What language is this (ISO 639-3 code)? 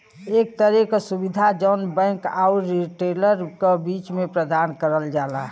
bho